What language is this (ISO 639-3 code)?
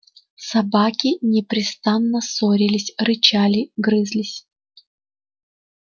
rus